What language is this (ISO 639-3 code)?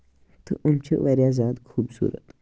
kas